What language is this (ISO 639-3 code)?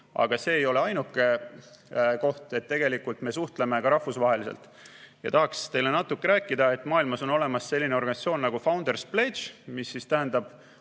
est